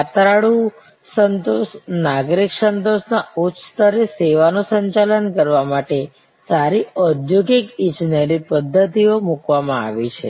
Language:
Gujarati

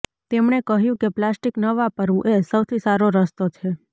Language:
Gujarati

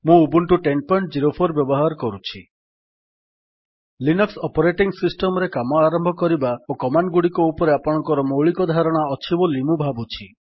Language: Odia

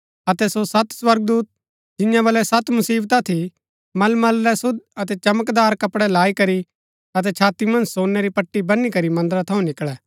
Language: Gaddi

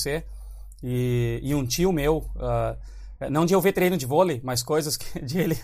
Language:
Portuguese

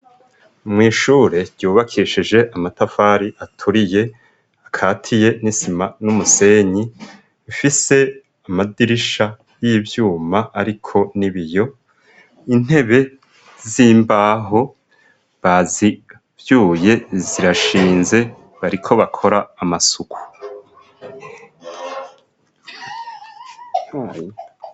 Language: Rundi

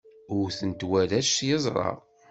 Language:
Kabyle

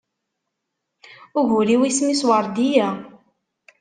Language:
Kabyle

